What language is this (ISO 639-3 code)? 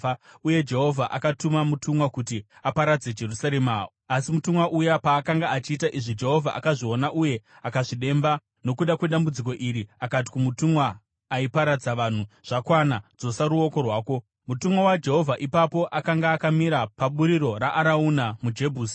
sna